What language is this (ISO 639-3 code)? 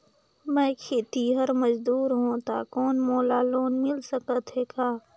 hne